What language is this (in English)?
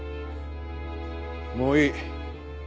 Japanese